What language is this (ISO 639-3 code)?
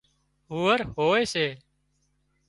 kxp